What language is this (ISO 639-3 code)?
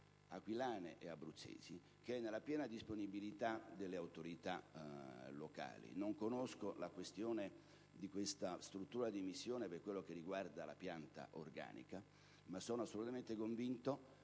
ita